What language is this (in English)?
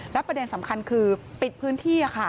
Thai